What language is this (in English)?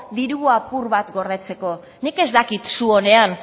Basque